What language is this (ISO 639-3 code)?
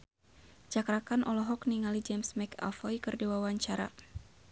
sun